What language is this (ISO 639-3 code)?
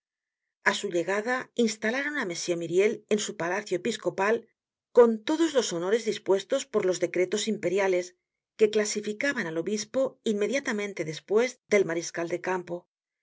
spa